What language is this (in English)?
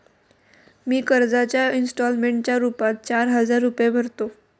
Marathi